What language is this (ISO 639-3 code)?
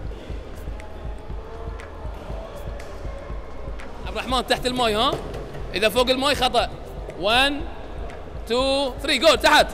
ara